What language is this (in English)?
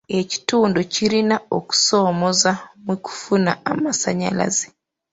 Ganda